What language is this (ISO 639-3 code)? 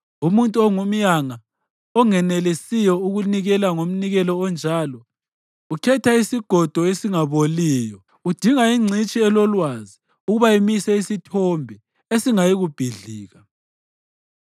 nde